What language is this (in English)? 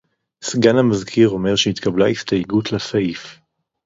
Hebrew